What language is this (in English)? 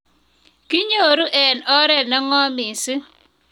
Kalenjin